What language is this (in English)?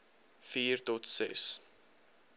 Afrikaans